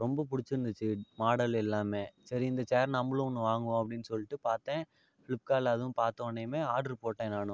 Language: Tamil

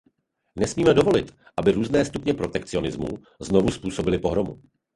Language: Czech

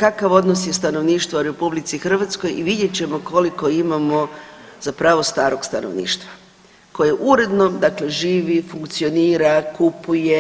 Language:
Croatian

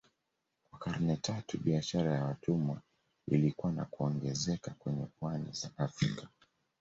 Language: Swahili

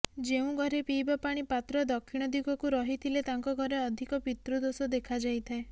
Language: Odia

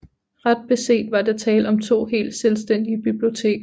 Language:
Danish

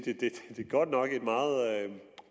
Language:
Danish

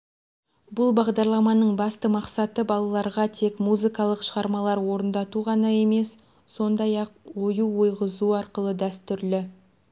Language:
Kazakh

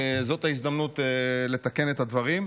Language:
Hebrew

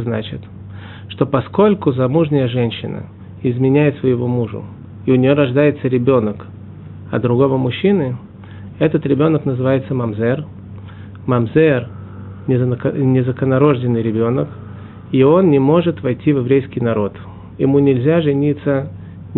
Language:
Russian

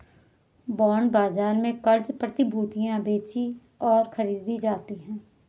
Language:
Hindi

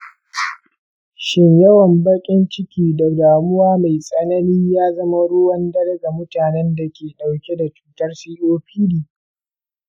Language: Hausa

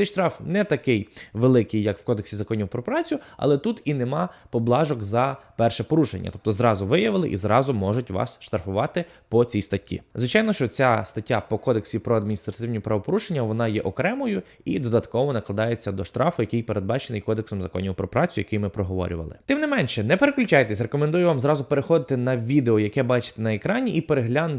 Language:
Ukrainian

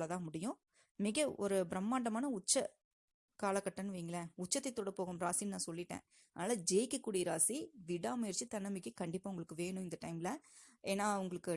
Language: Tamil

